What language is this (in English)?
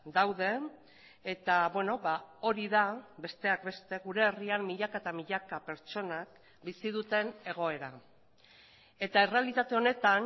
Basque